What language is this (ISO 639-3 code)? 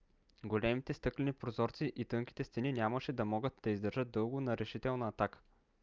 bul